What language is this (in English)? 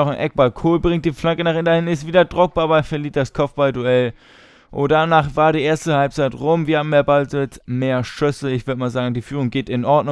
German